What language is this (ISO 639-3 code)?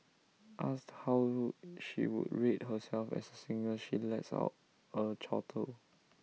eng